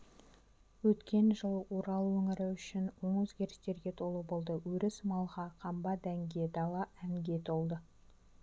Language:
Kazakh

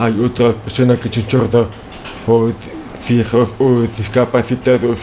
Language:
Spanish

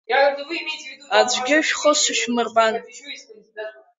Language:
Abkhazian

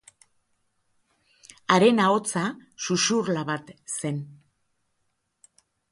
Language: Basque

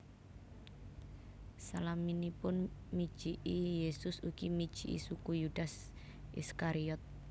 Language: Javanese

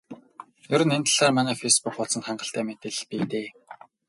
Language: Mongolian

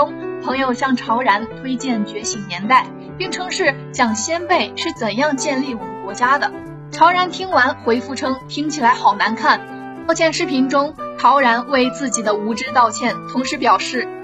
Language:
Chinese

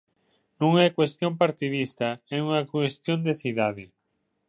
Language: Galician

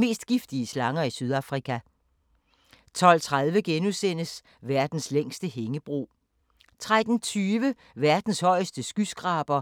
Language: Danish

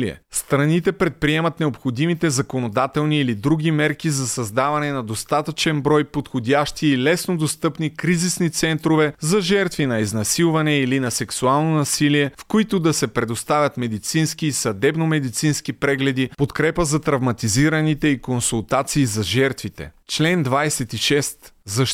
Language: Bulgarian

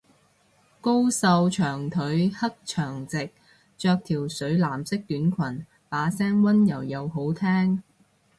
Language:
Cantonese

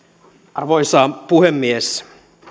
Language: Finnish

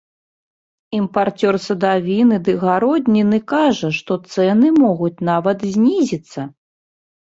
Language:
Belarusian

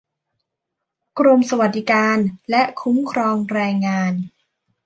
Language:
Thai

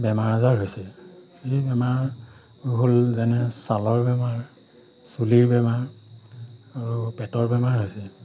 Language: Assamese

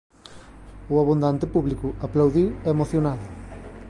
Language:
Galician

